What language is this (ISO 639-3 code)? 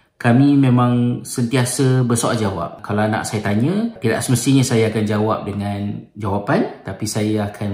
msa